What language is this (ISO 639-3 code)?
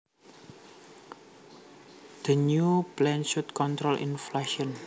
jav